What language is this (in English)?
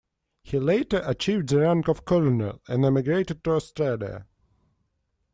English